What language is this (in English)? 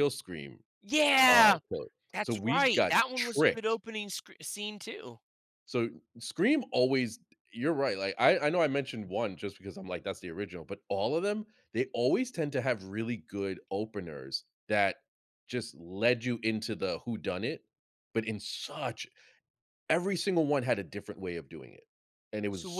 English